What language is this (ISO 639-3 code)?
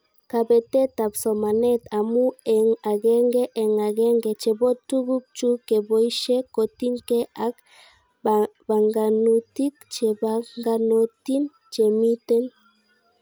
kln